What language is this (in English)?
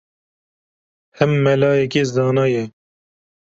Kurdish